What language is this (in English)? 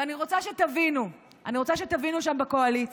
Hebrew